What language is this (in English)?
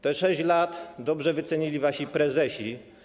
Polish